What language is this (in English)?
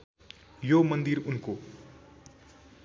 Nepali